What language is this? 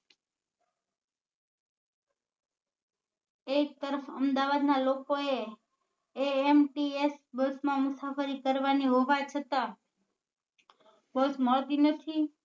Gujarati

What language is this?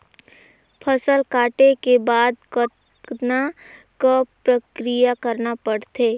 Chhattisgarhi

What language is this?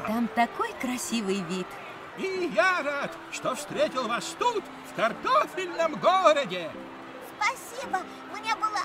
Russian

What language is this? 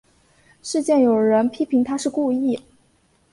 Chinese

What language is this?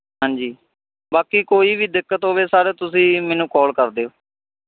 Punjabi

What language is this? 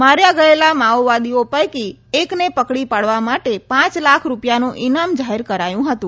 Gujarati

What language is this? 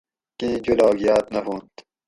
Gawri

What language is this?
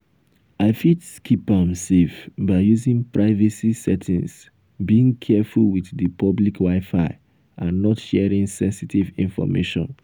Nigerian Pidgin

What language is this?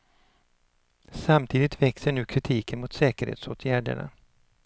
Swedish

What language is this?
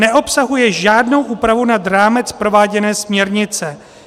Czech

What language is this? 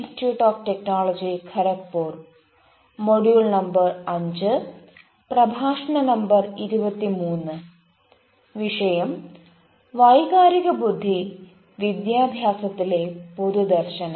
Malayalam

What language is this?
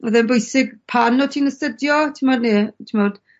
Welsh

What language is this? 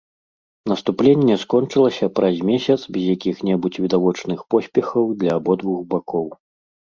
Belarusian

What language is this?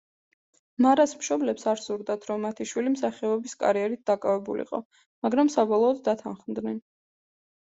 Georgian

